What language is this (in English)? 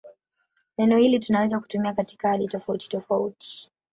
Swahili